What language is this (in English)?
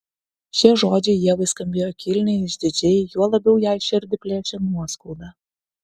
Lithuanian